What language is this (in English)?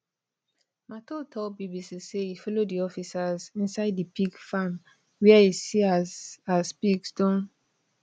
Nigerian Pidgin